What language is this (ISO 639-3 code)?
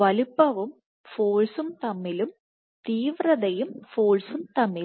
mal